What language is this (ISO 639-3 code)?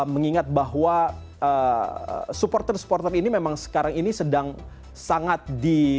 ind